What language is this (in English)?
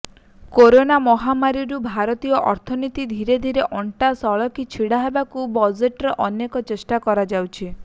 Odia